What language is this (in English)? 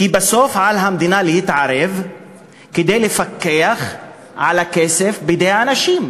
Hebrew